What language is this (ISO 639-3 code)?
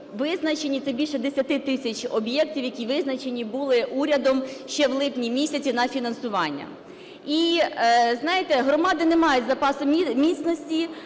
ukr